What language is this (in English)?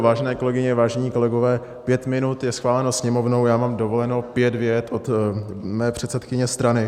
Czech